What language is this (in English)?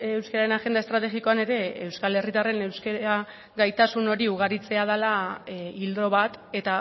Basque